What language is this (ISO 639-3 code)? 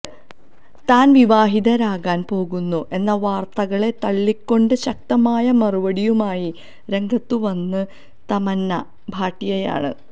mal